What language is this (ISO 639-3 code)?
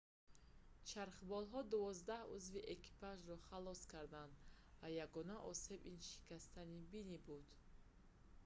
tgk